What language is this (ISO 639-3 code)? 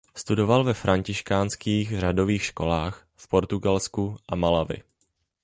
ces